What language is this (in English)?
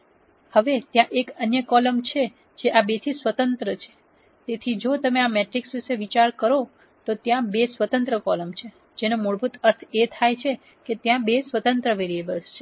Gujarati